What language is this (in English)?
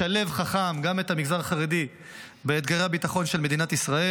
Hebrew